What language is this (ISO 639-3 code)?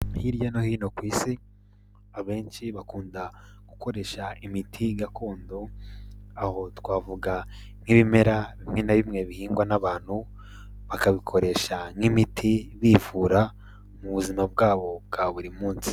kin